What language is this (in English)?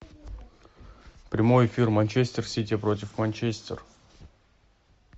Russian